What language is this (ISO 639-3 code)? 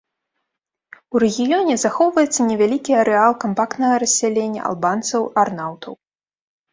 bel